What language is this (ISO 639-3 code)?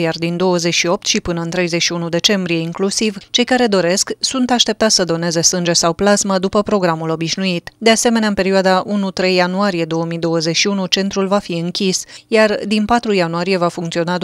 ron